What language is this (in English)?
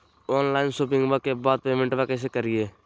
Magahi